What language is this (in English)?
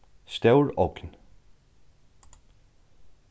Faroese